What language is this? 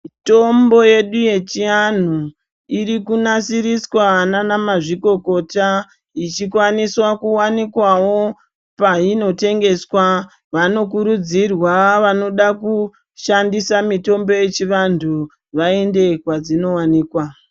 Ndau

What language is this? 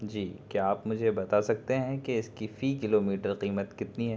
Urdu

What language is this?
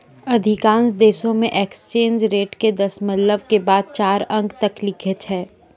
Maithili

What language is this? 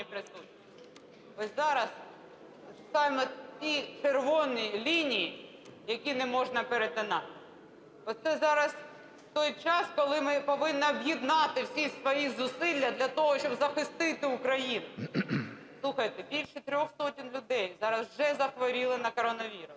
Ukrainian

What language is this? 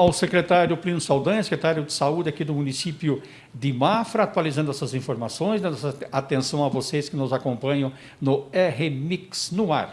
Portuguese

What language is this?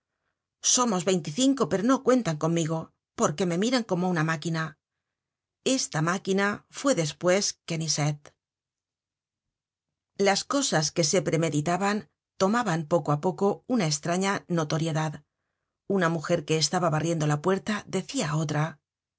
Spanish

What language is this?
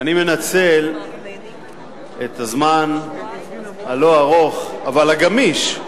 Hebrew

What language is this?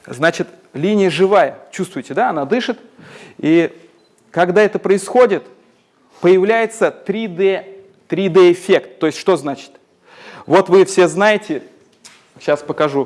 Russian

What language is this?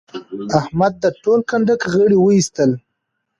Pashto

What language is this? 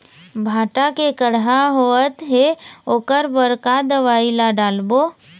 Chhattisgarhi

